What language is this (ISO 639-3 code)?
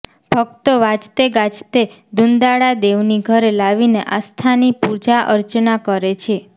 guj